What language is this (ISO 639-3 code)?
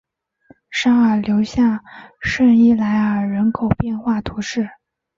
zho